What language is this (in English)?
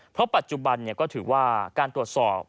Thai